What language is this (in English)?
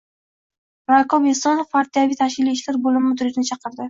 Uzbek